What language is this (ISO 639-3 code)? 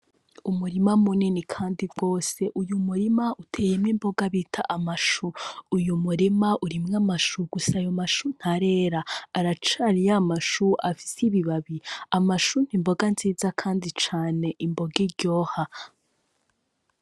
run